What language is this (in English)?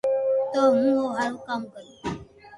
Loarki